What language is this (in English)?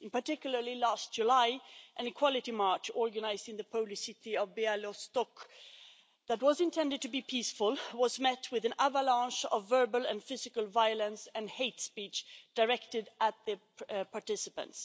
English